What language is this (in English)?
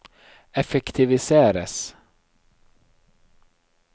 Norwegian